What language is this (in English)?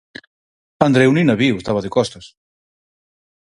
Galician